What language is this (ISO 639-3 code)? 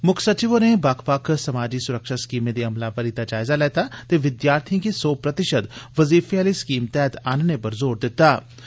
doi